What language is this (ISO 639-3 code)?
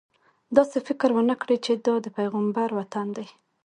pus